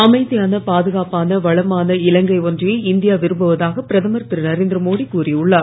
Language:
Tamil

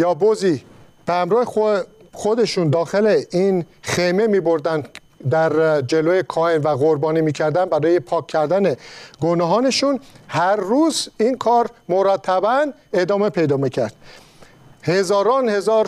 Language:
Persian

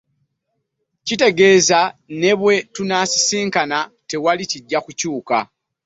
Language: Ganda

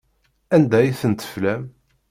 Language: Kabyle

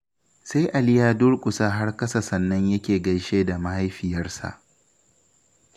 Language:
Hausa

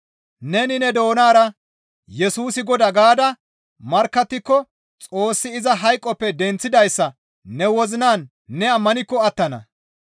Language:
Gamo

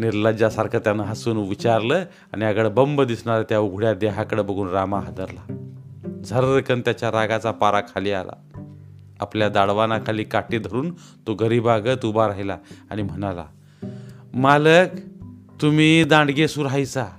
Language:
Marathi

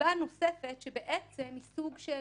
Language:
Hebrew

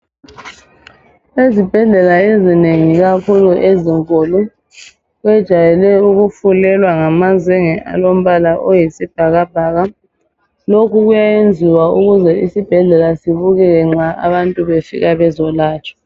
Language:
North Ndebele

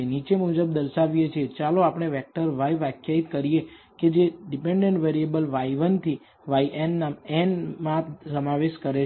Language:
Gujarati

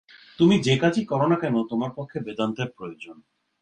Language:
Bangla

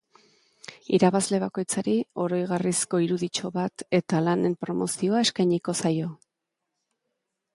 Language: Basque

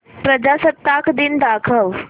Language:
Marathi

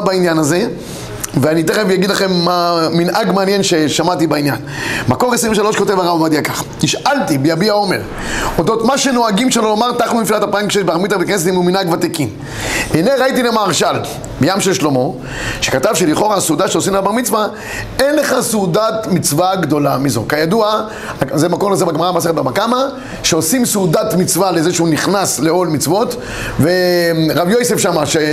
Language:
Hebrew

